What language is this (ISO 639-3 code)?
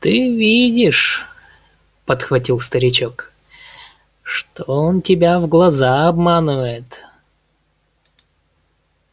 rus